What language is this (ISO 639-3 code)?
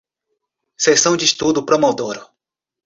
por